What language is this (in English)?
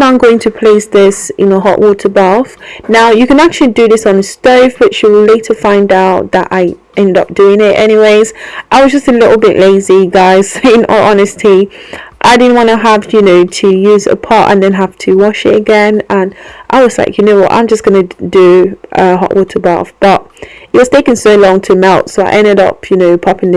English